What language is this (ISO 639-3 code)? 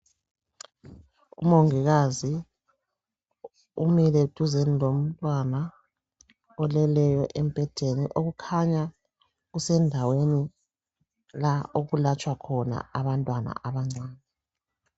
nde